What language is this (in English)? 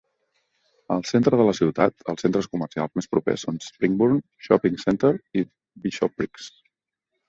Catalan